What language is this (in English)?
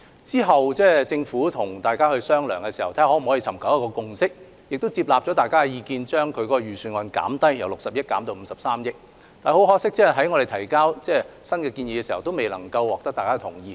Cantonese